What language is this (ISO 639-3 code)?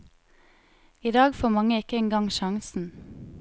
nor